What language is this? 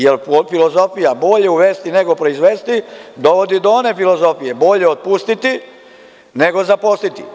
Serbian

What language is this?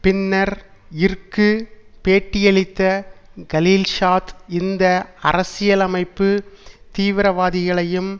Tamil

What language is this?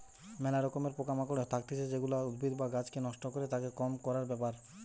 Bangla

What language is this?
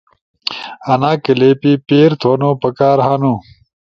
Ushojo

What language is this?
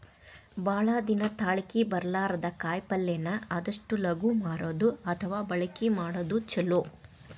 Kannada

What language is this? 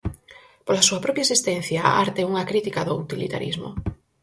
Galician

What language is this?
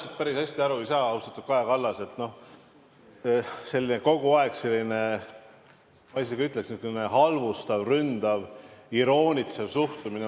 Estonian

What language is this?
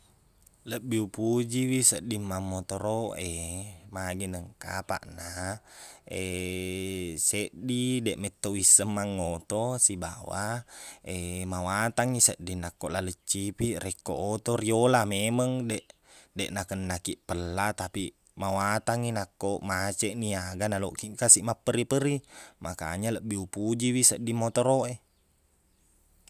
Buginese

